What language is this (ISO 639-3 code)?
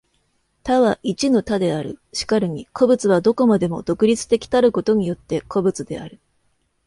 jpn